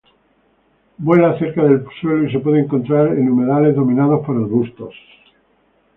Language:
Spanish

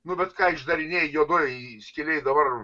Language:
Lithuanian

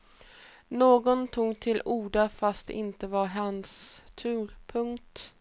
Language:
Swedish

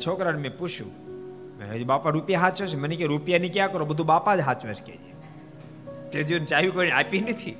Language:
Gujarati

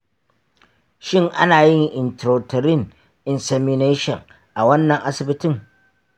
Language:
Hausa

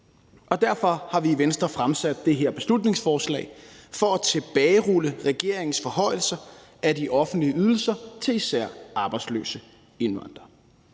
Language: Danish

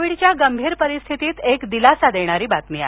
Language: Marathi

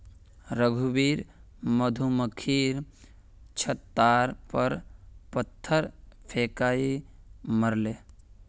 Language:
Magahi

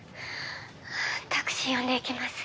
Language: Japanese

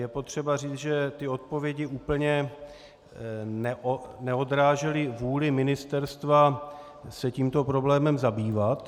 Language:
Czech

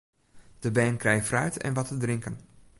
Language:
Western Frisian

